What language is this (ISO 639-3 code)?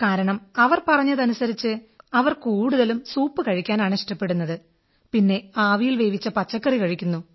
mal